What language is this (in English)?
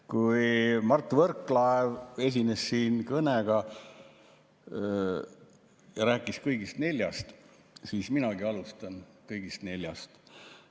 Estonian